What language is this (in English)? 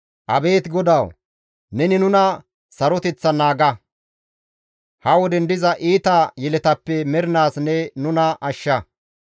Gamo